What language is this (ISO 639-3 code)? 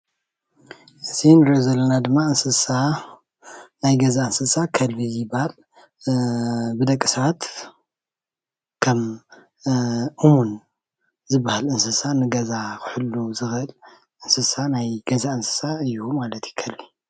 tir